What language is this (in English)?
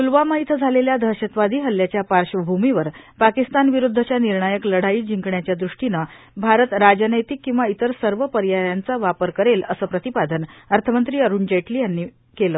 Marathi